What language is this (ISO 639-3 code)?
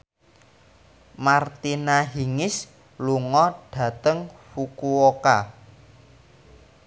jav